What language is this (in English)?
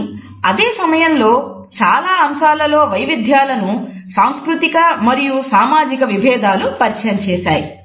Telugu